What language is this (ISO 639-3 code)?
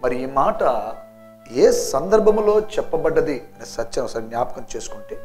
tel